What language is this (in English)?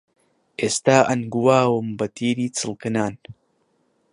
Central Kurdish